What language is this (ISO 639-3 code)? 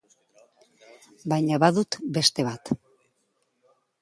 eus